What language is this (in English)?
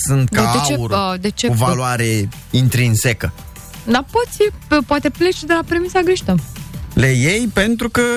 Romanian